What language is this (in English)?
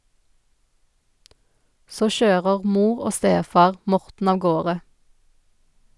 Norwegian